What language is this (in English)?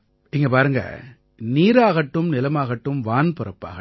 Tamil